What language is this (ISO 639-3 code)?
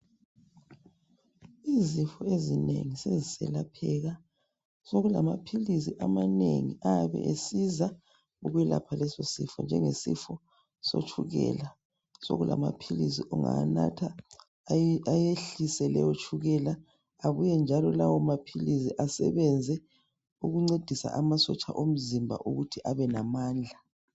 nde